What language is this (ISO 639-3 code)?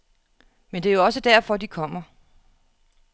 dan